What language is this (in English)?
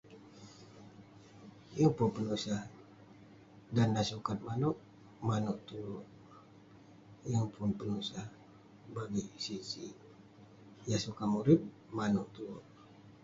Western Penan